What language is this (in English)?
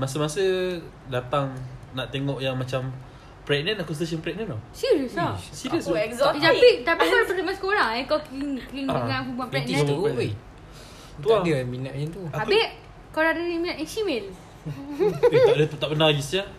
Malay